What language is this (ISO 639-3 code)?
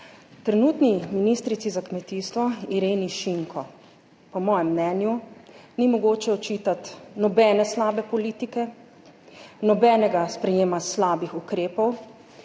slv